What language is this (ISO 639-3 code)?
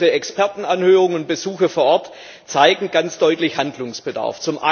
deu